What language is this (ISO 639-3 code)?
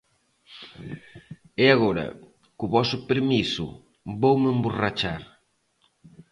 glg